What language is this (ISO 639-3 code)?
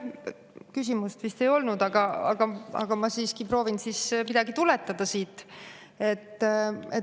est